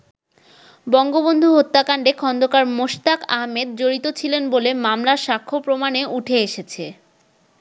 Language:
Bangla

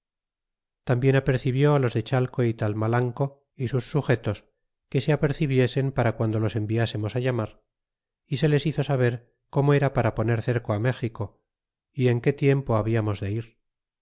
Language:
Spanish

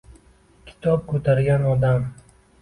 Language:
Uzbek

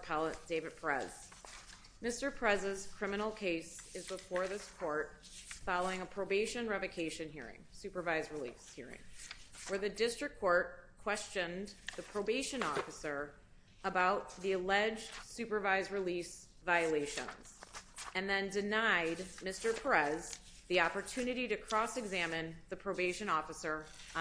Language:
English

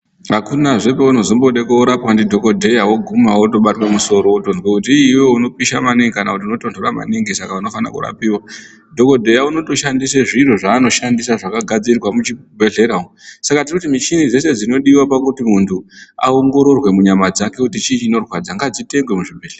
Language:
Ndau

